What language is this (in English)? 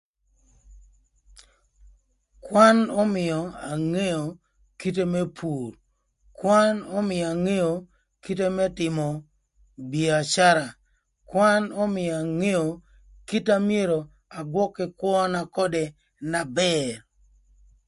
Thur